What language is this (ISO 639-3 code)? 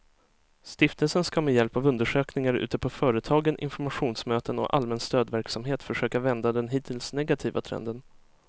swe